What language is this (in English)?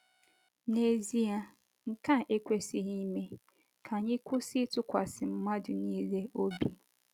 Igbo